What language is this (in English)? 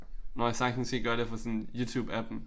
Danish